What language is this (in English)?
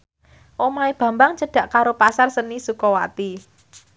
Javanese